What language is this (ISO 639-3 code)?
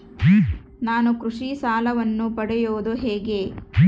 kan